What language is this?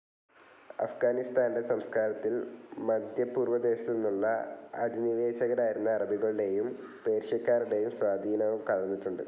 Malayalam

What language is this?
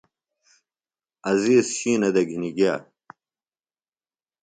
Phalura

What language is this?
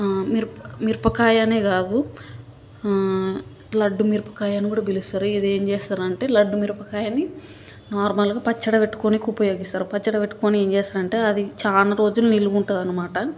Telugu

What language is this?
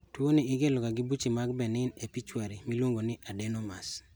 Luo (Kenya and Tanzania)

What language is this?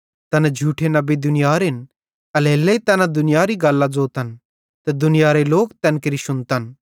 Bhadrawahi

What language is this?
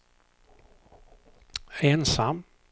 Swedish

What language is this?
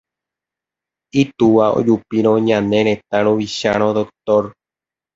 Guarani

